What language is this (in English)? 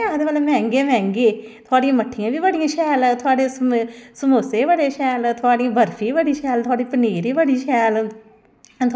Dogri